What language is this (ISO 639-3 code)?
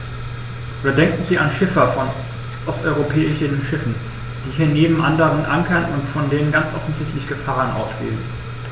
deu